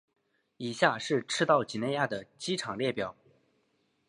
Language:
Chinese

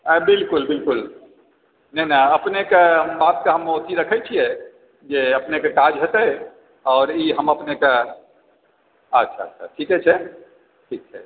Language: Maithili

